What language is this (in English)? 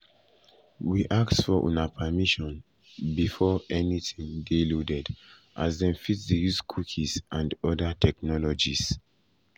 Nigerian Pidgin